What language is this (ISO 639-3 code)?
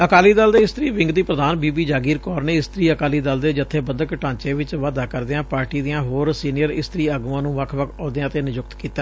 pan